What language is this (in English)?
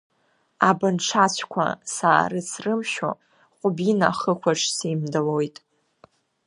Abkhazian